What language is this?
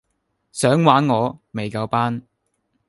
Cantonese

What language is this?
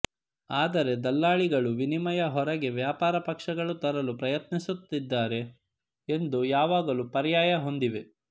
Kannada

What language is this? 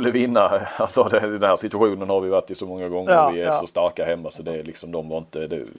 Swedish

